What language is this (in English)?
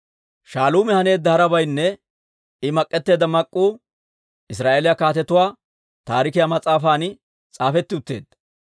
Dawro